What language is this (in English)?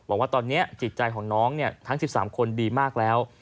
Thai